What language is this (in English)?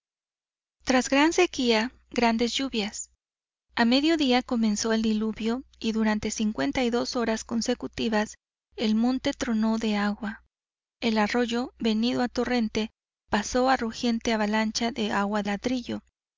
Spanish